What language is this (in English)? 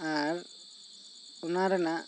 Santali